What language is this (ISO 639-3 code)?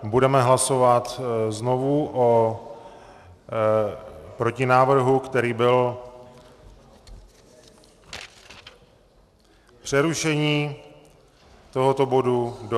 ces